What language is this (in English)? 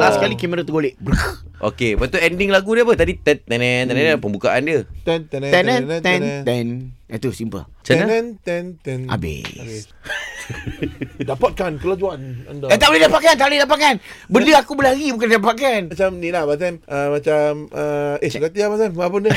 Malay